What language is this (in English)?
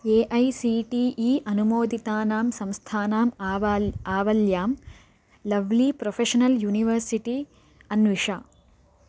Sanskrit